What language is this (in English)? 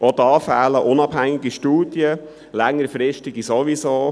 Swiss German